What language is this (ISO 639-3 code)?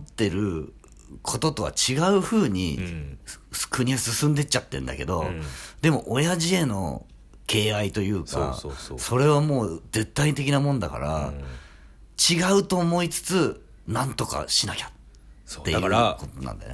jpn